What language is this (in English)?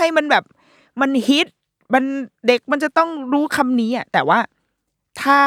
Thai